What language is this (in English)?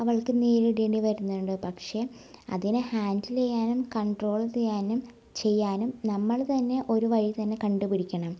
Malayalam